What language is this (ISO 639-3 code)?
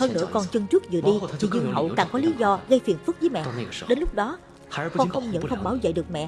vie